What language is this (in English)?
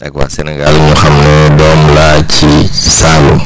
Wolof